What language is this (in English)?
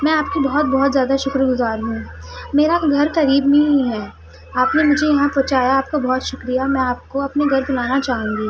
Urdu